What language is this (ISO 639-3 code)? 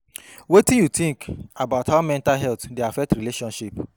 pcm